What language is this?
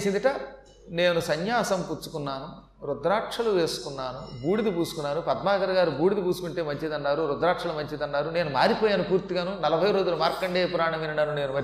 Telugu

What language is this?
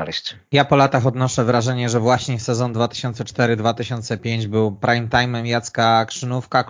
Polish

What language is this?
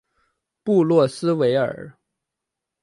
Chinese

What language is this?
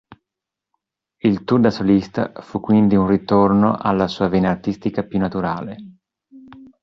Italian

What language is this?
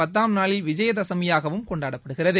Tamil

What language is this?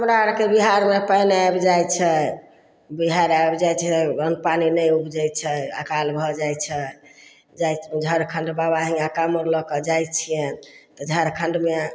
Maithili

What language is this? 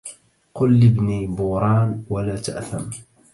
Arabic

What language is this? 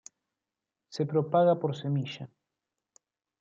Spanish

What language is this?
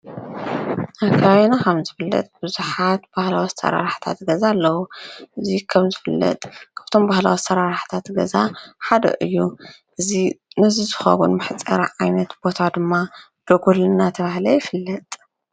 Tigrinya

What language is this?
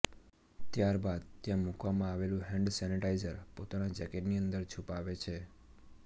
Gujarati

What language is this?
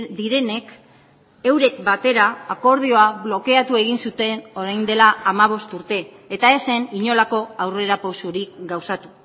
Basque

